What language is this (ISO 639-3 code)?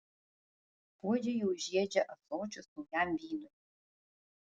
lit